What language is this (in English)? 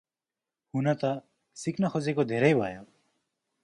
Nepali